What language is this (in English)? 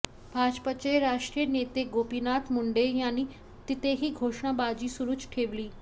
Marathi